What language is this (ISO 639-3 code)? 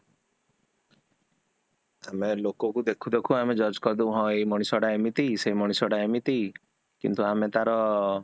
ori